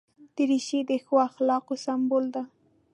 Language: Pashto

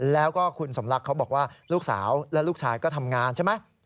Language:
Thai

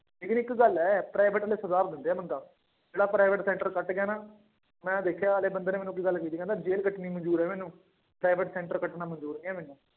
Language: Punjabi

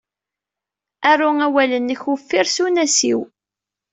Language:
Kabyle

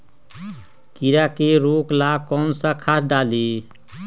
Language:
Magahi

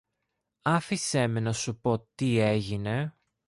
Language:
Greek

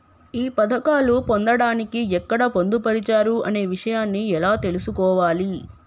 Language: Telugu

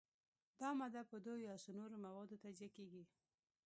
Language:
Pashto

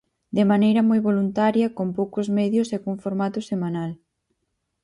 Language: Galician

